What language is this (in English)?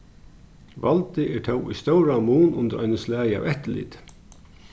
Faroese